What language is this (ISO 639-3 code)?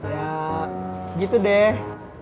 ind